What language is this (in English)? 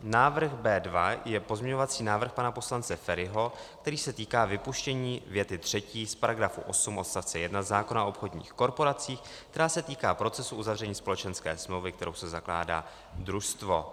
Czech